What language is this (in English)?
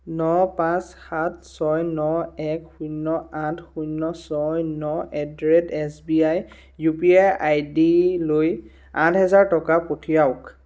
Assamese